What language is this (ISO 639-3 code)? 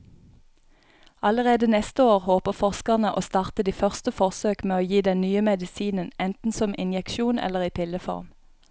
nor